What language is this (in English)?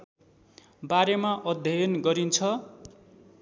Nepali